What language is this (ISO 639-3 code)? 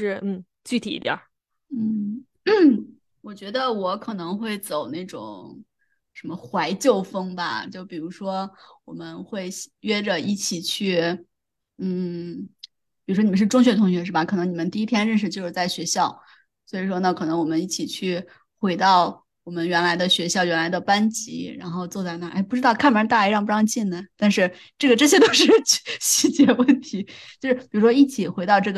zho